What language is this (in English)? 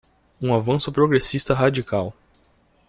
Portuguese